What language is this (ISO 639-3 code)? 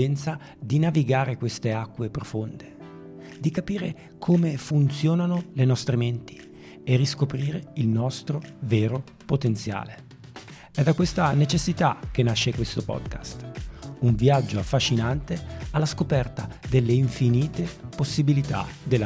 ita